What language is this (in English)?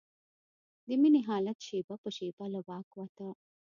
Pashto